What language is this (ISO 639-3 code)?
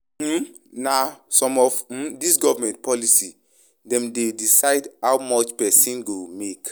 pcm